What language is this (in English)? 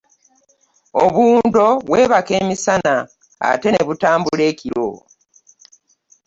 Ganda